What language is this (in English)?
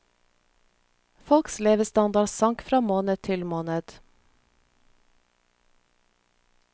Norwegian